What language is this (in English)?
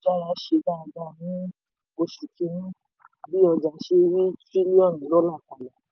Yoruba